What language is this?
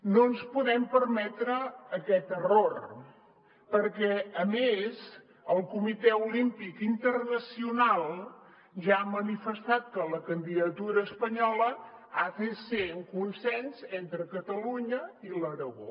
Catalan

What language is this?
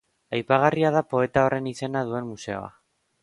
Basque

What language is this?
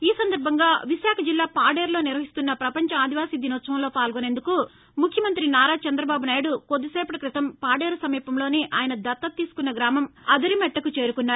Telugu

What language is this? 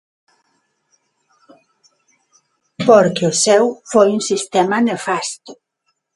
Galician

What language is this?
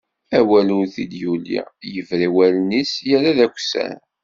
Kabyle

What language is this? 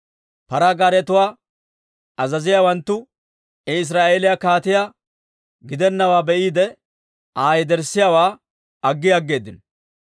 Dawro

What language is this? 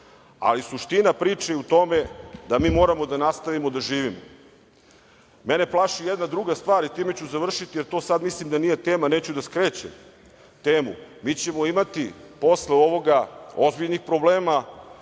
Serbian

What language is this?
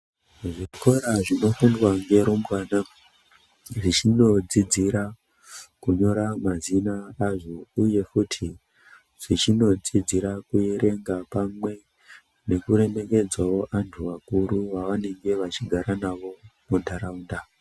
Ndau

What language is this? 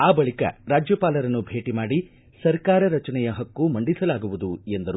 Kannada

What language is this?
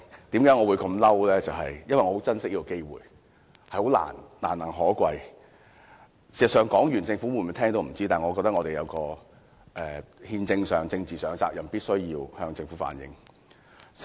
Cantonese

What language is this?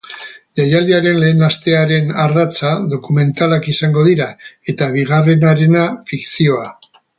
Basque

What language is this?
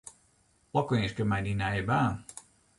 Western Frisian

